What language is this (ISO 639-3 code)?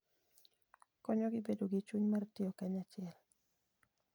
luo